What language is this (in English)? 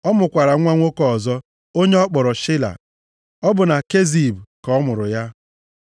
Igbo